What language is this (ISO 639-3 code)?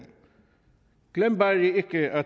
dan